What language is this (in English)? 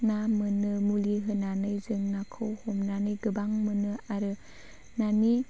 Bodo